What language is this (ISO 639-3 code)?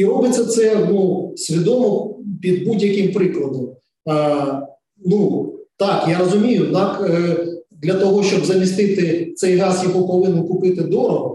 ukr